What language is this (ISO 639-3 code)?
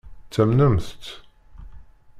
kab